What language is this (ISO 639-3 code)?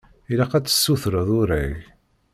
kab